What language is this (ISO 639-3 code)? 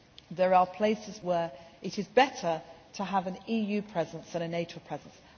eng